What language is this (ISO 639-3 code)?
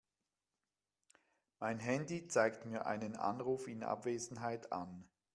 deu